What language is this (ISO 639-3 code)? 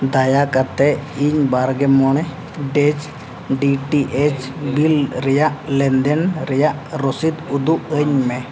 sat